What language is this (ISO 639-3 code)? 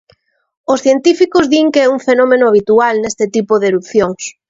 glg